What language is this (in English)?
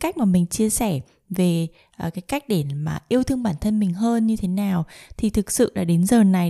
Vietnamese